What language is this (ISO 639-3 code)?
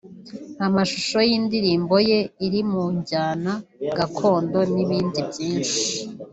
kin